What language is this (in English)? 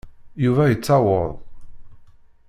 Kabyle